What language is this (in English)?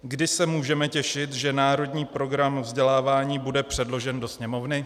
Czech